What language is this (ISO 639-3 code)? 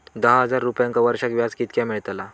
mar